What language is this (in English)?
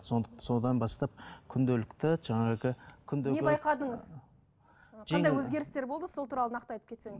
Kazakh